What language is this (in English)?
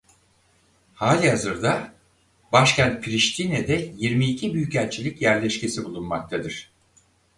Turkish